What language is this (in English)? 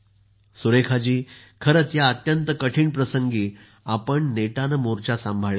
Marathi